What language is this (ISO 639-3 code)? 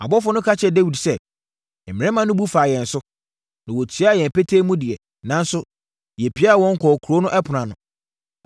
aka